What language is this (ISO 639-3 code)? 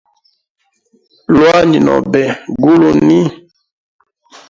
hem